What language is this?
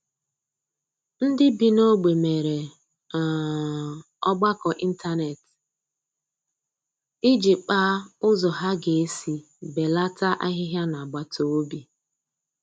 Igbo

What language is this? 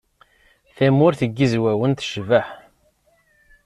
Kabyle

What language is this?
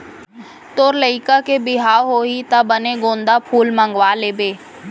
Chhattisgarhi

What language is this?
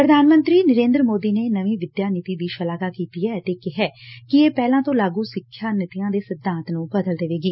Punjabi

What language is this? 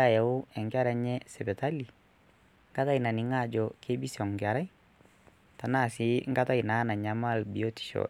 Masai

